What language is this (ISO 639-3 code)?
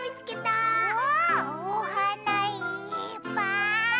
jpn